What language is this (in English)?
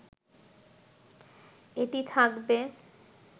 Bangla